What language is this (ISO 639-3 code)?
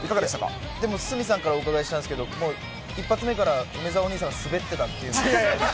jpn